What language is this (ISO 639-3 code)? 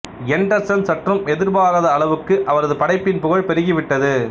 tam